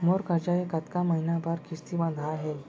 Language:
Chhattisgarhi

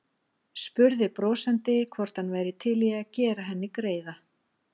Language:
Icelandic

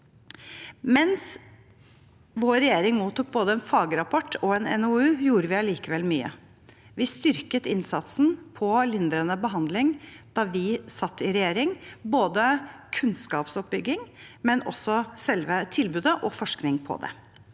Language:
Norwegian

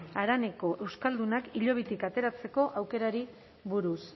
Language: Basque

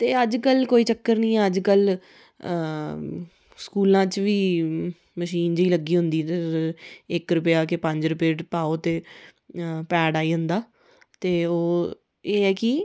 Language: Dogri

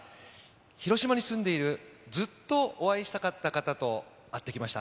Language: Japanese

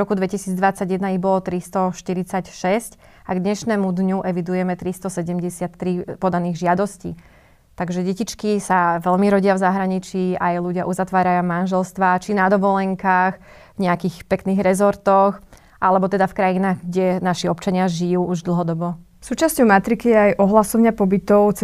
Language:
Slovak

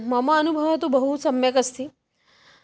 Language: Sanskrit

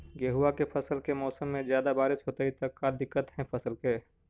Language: Magahi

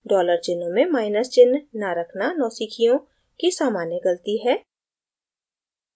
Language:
Hindi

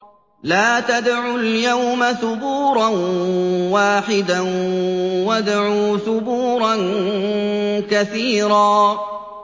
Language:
Arabic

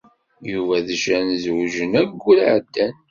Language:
Kabyle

